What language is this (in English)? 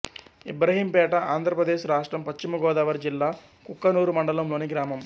Telugu